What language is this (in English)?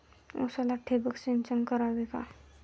Marathi